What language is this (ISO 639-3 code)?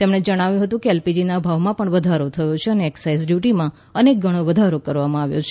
guj